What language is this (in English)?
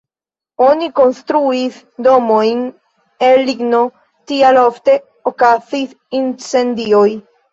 Esperanto